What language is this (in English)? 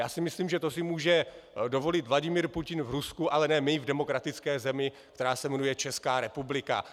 Czech